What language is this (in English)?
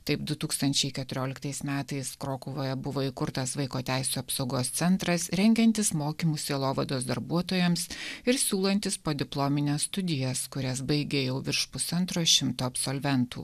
Lithuanian